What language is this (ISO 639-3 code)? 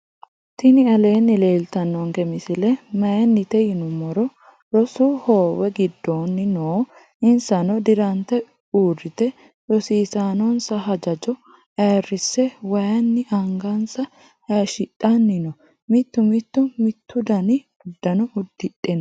sid